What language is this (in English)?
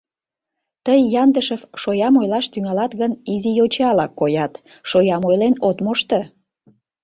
Mari